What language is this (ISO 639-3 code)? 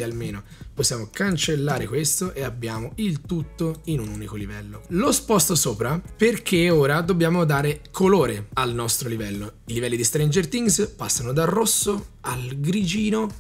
ita